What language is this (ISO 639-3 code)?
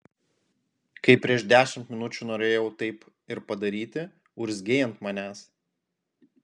lit